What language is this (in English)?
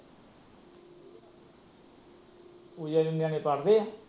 Punjabi